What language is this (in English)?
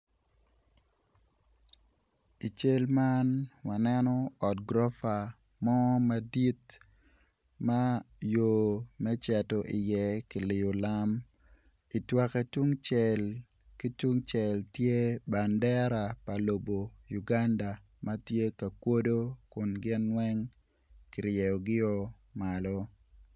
Acoli